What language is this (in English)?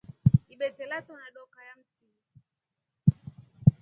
Rombo